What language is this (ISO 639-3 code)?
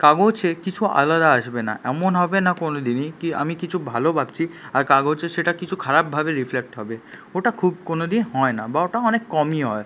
ben